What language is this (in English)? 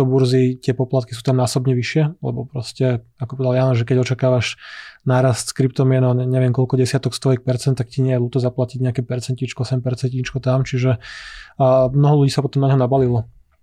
Slovak